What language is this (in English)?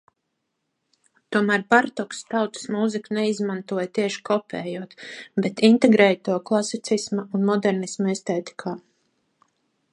Latvian